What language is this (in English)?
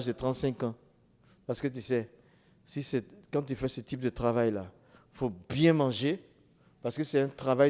French